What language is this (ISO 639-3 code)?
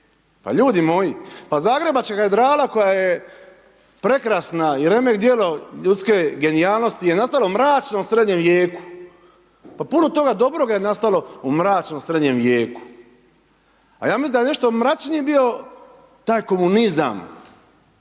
hrv